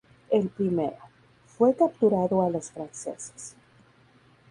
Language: Spanish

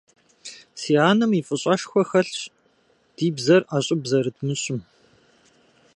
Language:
Kabardian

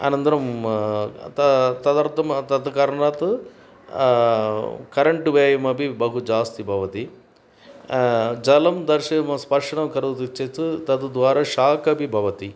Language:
Sanskrit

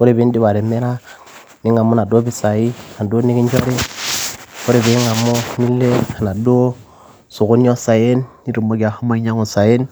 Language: Masai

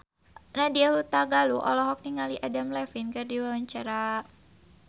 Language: Sundanese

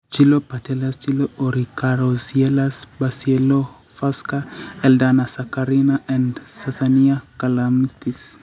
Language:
Kalenjin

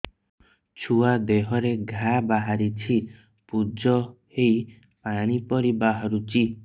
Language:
Odia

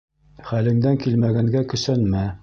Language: Bashkir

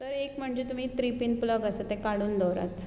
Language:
Konkani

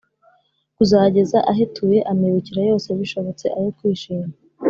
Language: Kinyarwanda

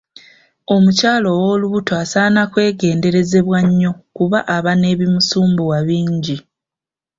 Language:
Ganda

